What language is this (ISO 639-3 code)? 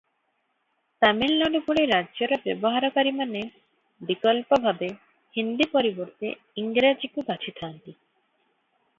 ori